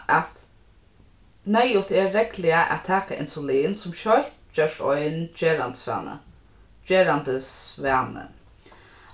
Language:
Faroese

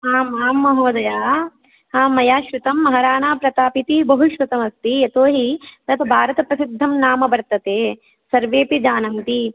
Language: Sanskrit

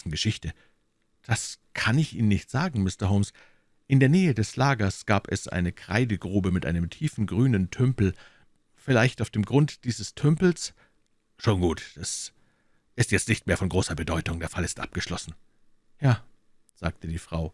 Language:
German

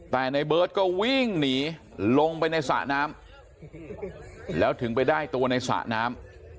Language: Thai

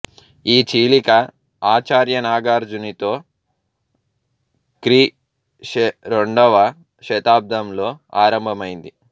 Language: Telugu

